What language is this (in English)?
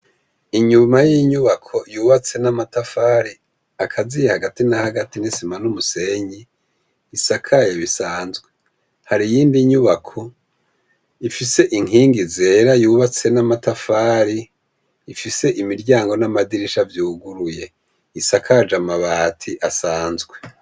Rundi